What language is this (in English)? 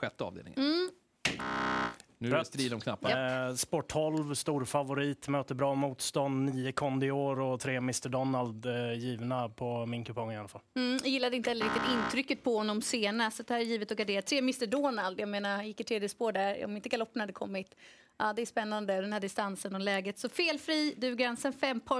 Swedish